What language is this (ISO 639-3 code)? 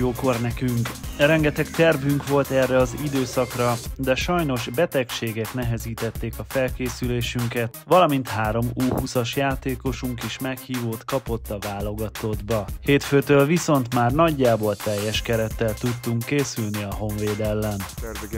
hun